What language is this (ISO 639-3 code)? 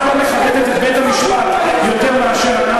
heb